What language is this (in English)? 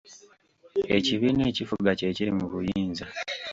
Ganda